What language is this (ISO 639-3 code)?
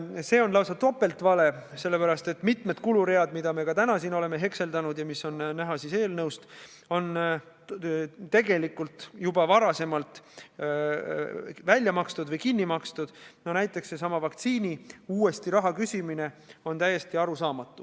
est